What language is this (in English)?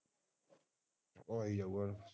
Punjabi